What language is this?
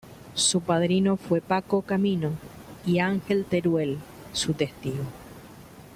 Spanish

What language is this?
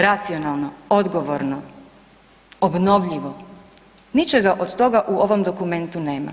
Croatian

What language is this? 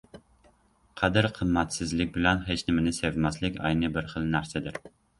Uzbek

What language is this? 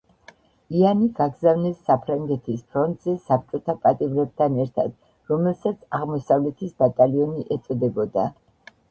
Georgian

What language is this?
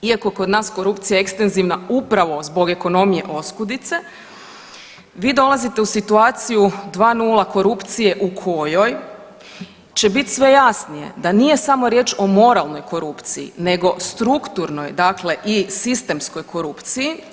Croatian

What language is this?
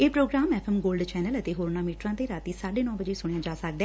Punjabi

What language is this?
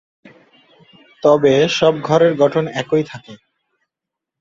Bangla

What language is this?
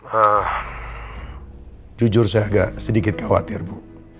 Indonesian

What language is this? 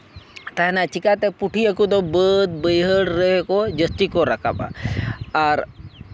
Santali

